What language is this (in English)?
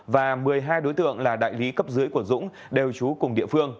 Vietnamese